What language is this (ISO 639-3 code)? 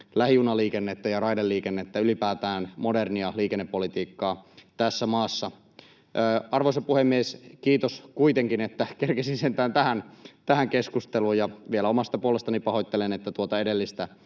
fin